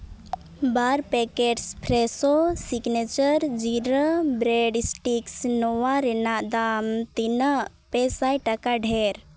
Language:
Santali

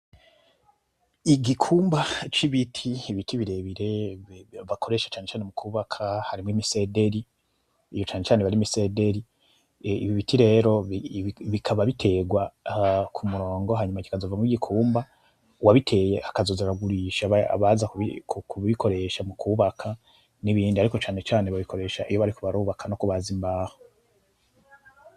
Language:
Rundi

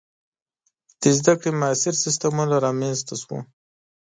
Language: Pashto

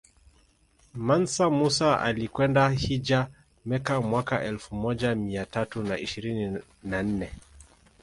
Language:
Swahili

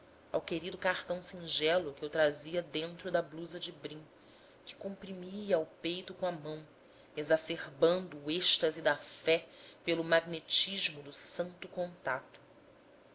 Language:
Portuguese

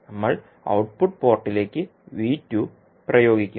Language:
Malayalam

